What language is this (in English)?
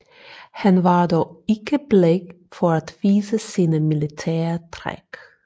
Danish